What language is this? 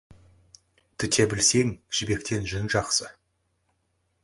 Kazakh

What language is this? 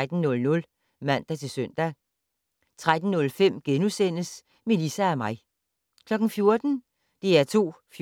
Danish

